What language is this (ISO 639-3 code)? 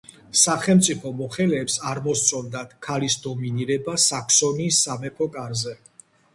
kat